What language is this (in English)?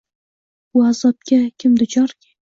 Uzbek